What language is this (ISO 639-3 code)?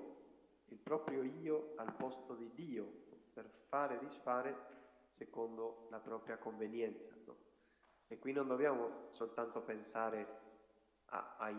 ita